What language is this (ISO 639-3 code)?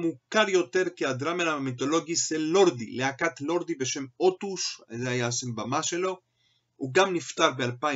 heb